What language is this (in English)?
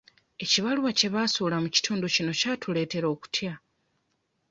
Ganda